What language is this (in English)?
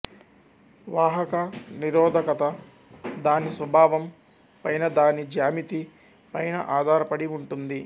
Telugu